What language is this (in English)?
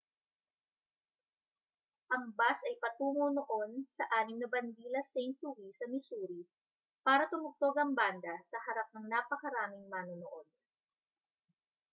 Filipino